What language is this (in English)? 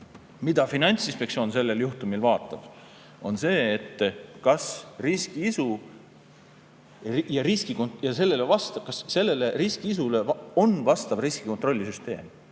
Estonian